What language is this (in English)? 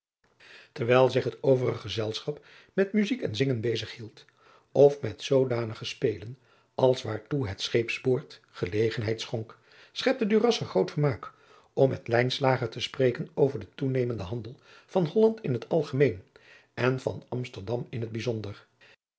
Dutch